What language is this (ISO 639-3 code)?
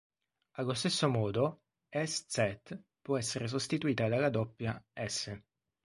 ita